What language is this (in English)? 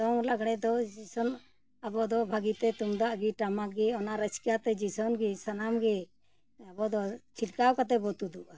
Santali